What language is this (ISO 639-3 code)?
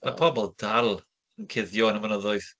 cym